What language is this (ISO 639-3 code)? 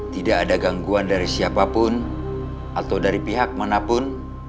ind